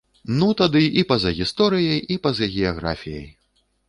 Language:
Belarusian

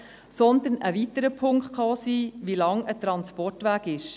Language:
Swiss German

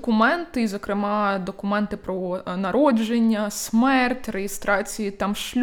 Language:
Ukrainian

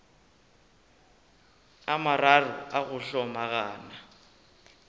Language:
Northern Sotho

